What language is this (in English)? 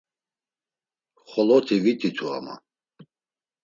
Laz